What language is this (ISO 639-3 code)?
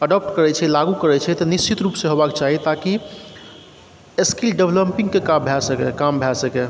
mai